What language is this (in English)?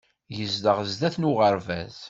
Kabyle